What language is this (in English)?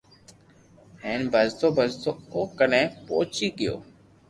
Loarki